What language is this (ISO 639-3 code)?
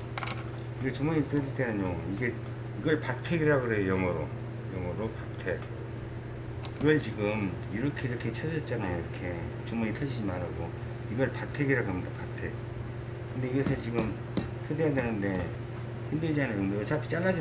kor